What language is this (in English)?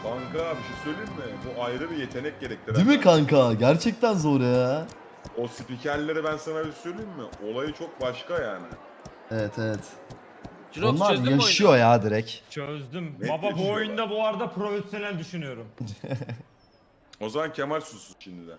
Turkish